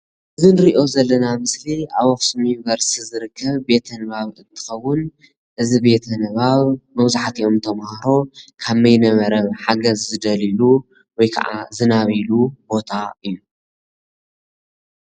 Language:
Tigrinya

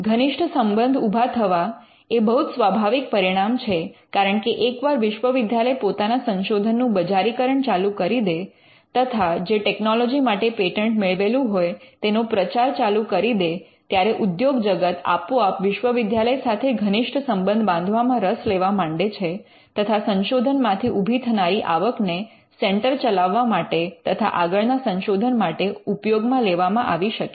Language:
Gujarati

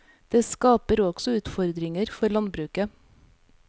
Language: Norwegian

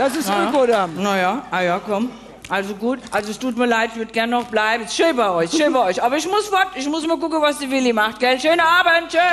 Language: German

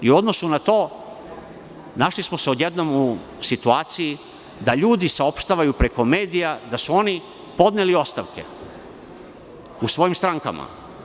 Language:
Serbian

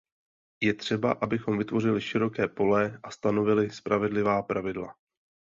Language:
Czech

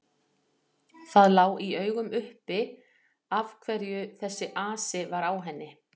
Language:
Icelandic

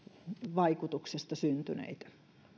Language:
Finnish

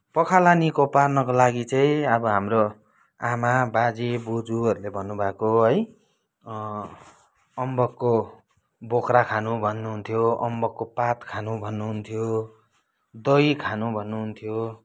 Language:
Nepali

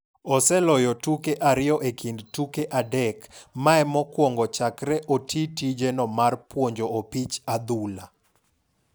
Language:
Luo (Kenya and Tanzania)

